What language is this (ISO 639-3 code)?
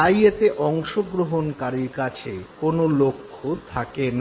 ben